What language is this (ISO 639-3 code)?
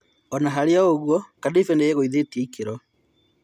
kik